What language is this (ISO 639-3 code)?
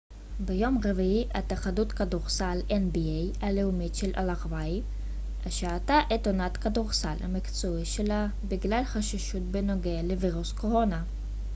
heb